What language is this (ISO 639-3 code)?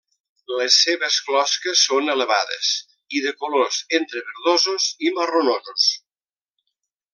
cat